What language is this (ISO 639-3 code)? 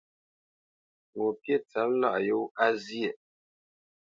bce